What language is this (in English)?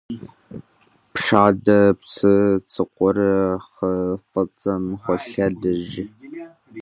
Kabardian